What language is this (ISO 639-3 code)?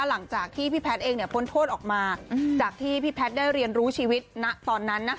tha